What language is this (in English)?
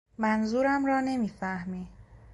Persian